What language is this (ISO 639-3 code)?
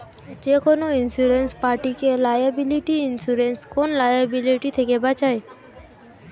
ben